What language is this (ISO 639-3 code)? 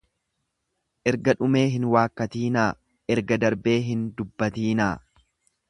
orm